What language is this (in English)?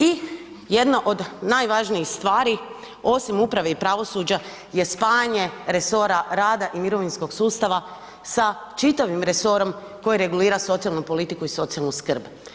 Croatian